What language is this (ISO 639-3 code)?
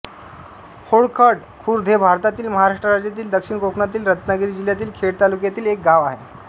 mar